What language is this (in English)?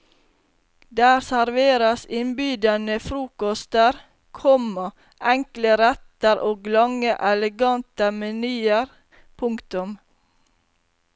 Norwegian